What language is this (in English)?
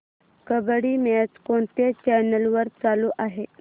Marathi